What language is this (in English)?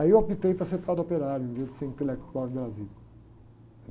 Portuguese